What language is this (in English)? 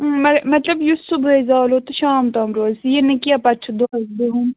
Kashmiri